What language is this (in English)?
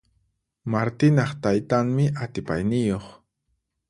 Puno Quechua